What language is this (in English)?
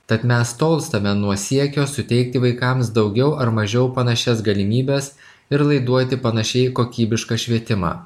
Lithuanian